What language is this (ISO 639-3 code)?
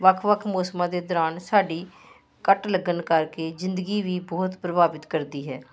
pan